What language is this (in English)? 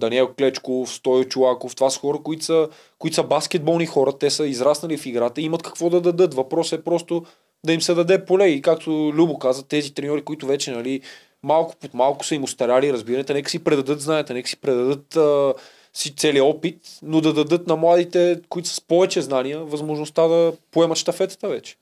Bulgarian